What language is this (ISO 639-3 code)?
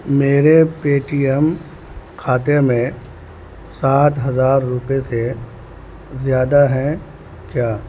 urd